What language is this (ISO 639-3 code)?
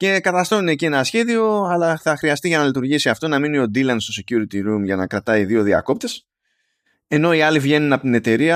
ell